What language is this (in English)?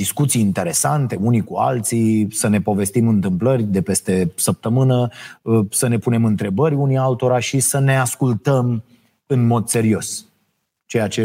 Romanian